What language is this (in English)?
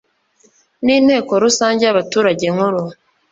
Kinyarwanda